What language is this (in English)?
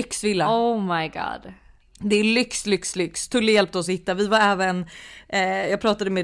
Swedish